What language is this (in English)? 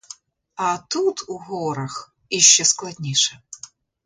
Ukrainian